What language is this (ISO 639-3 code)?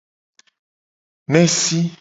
gej